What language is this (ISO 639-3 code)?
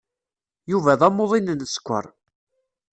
kab